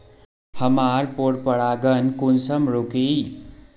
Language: Magahi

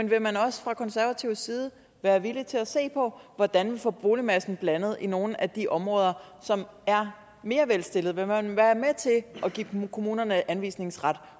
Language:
Danish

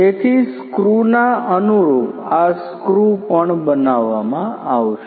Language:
Gujarati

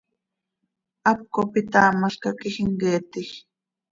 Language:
Seri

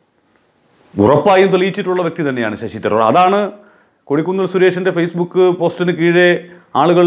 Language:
Dutch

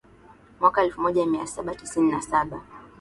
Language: Swahili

